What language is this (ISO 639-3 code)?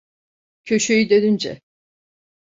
tur